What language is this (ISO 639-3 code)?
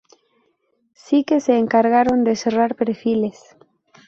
spa